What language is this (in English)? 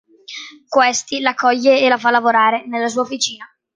Italian